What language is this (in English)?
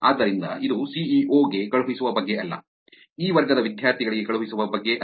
Kannada